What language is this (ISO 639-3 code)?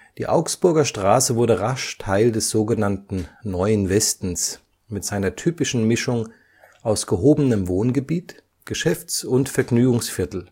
deu